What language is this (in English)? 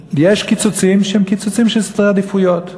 Hebrew